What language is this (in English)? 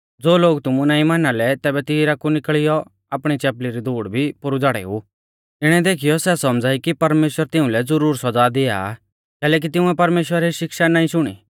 Mahasu Pahari